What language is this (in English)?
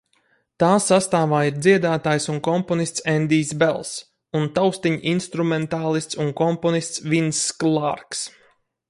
Latvian